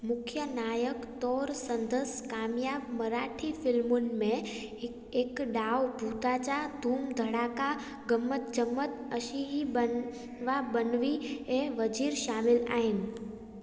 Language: Sindhi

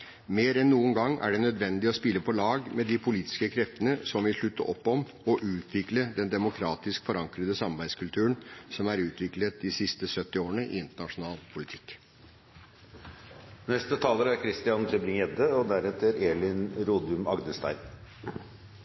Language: Norwegian Bokmål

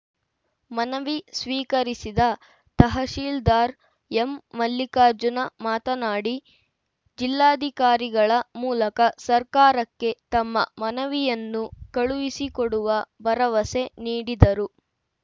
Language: Kannada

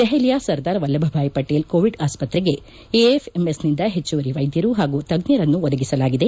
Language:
Kannada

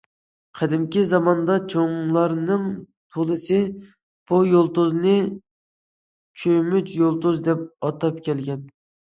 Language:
Uyghur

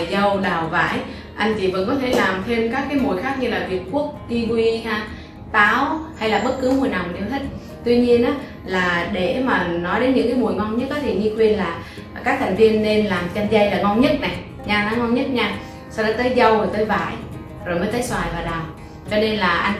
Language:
Vietnamese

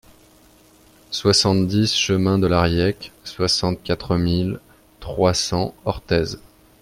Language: French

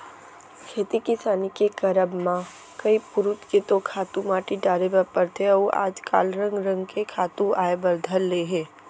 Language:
Chhattisgarhi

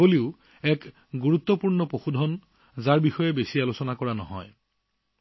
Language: Assamese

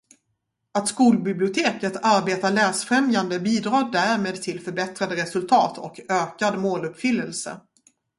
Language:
Swedish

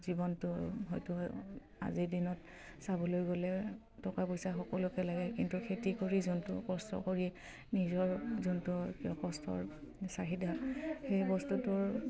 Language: Assamese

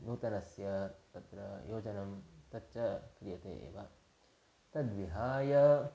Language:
Sanskrit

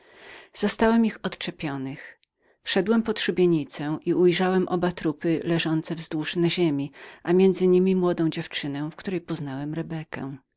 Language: Polish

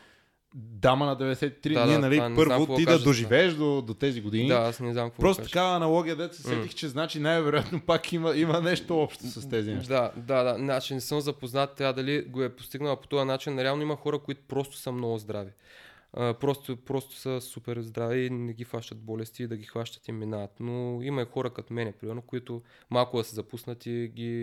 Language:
Bulgarian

